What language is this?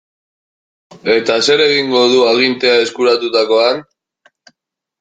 Basque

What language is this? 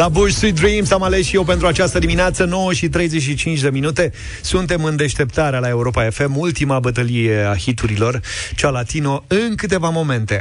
Romanian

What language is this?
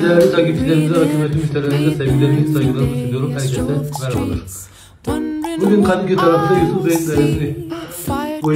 Turkish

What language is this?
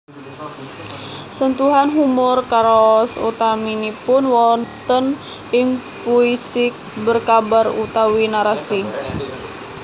Javanese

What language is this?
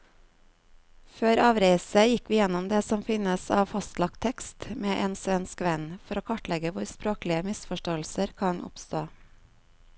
Norwegian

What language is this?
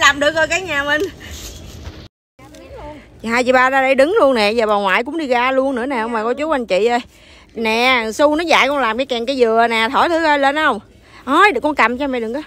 Vietnamese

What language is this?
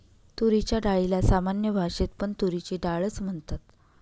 Marathi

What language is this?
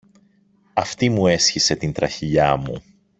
Greek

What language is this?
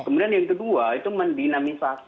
Indonesian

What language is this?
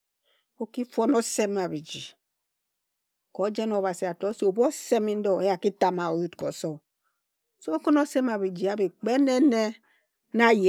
Ejagham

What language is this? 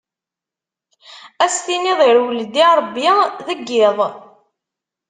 Kabyle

